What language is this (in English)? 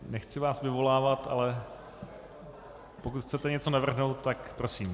Czech